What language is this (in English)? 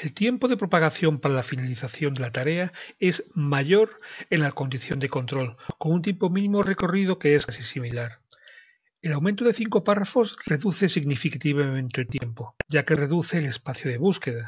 Spanish